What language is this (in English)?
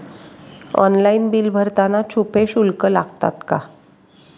Marathi